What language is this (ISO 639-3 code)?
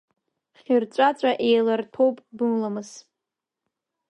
abk